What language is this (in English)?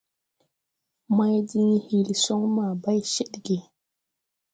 Tupuri